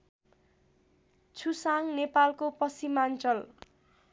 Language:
Nepali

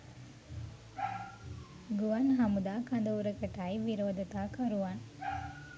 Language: Sinhala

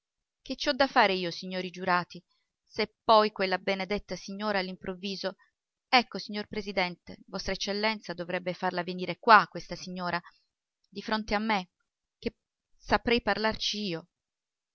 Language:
Italian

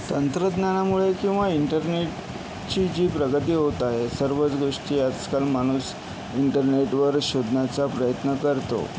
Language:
Marathi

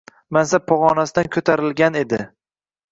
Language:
Uzbek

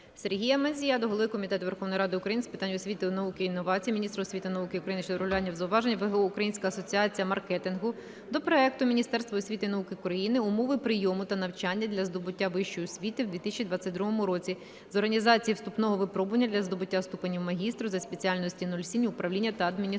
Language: Ukrainian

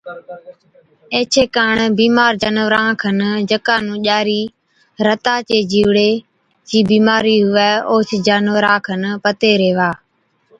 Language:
Od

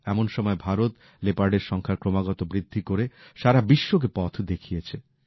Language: Bangla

